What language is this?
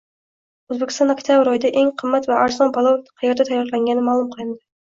Uzbek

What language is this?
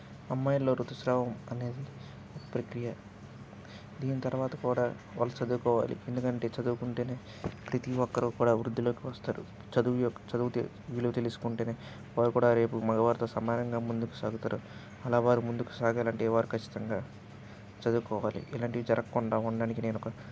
Telugu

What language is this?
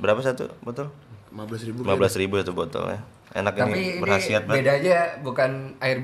Indonesian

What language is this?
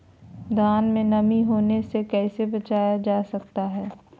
Magahi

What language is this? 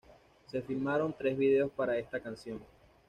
Spanish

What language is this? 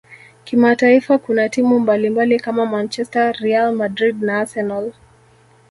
Swahili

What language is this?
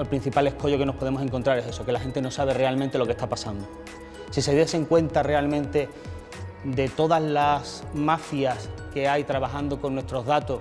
Spanish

